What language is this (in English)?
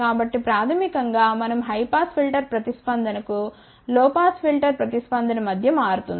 Telugu